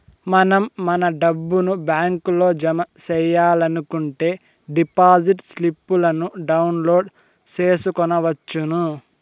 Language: Telugu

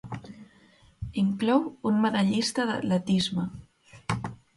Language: Catalan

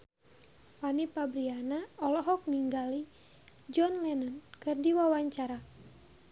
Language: Sundanese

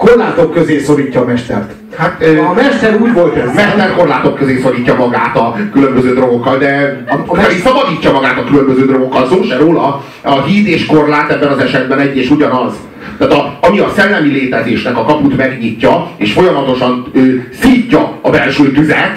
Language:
Hungarian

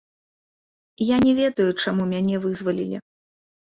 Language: Belarusian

